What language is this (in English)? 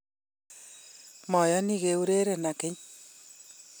Kalenjin